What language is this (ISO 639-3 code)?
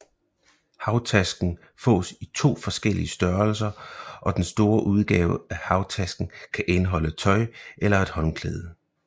dan